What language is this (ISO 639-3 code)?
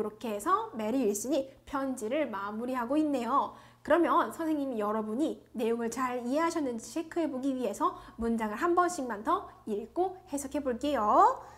kor